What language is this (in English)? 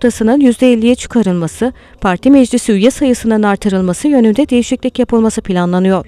Turkish